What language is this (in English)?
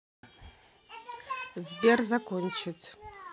Russian